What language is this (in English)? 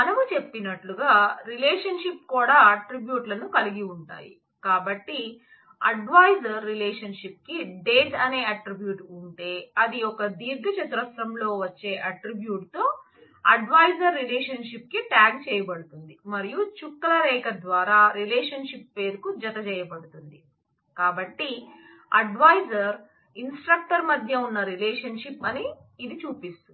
Telugu